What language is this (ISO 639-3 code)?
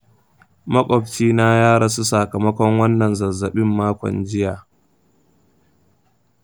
hau